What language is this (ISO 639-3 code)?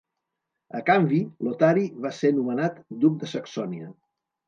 cat